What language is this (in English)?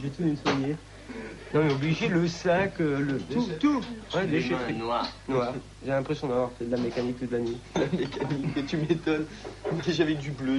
French